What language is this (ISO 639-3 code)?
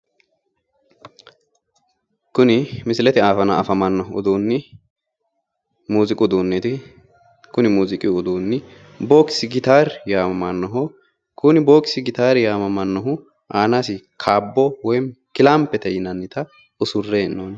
sid